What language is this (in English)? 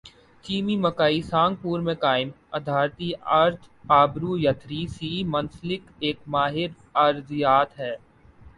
Urdu